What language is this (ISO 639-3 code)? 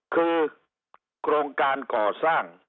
tha